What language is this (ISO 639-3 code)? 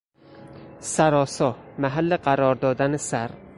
fas